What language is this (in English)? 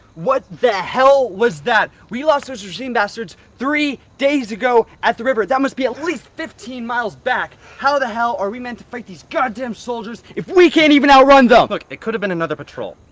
English